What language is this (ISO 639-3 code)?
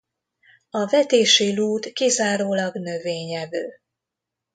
hun